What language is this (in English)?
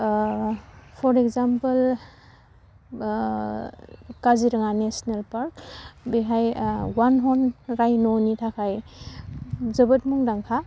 Bodo